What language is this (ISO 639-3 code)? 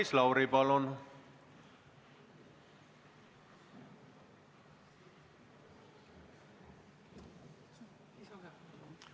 est